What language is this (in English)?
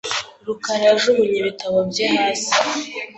Kinyarwanda